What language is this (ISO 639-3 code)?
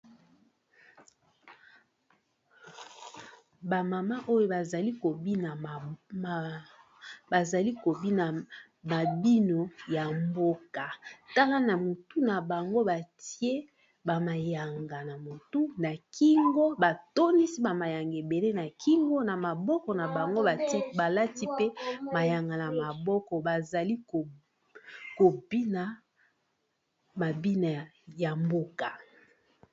lin